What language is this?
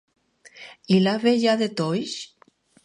Catalan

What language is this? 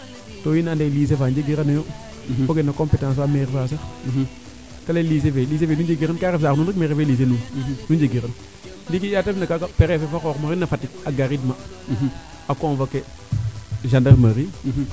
Serer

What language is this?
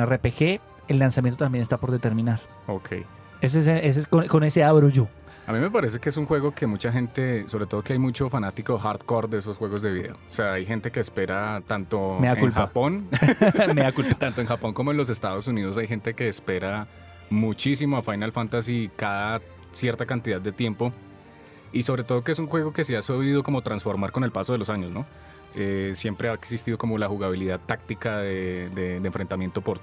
Spanish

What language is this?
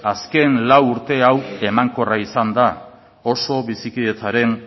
Basque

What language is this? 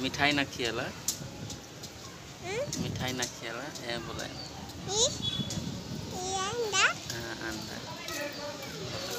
Indonesian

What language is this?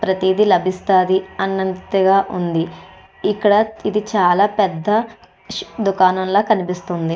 Telugu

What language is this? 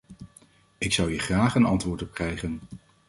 Dutch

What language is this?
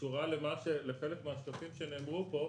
Hebrew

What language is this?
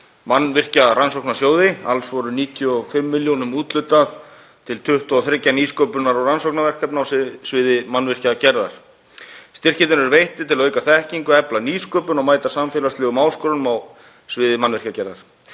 Icelandic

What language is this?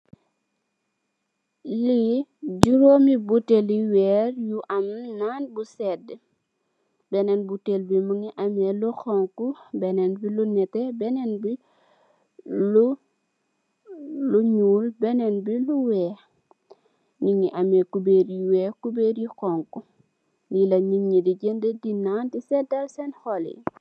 Wolof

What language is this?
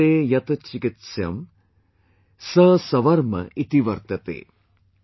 English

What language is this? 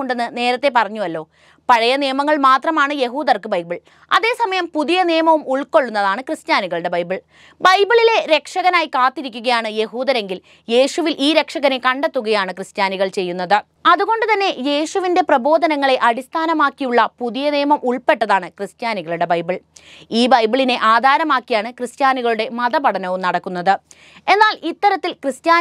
Malayalam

